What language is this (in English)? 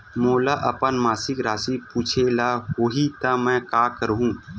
Chhattisgarhi